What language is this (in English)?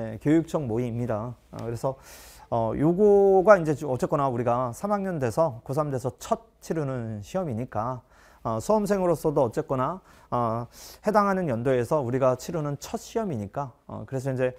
Korean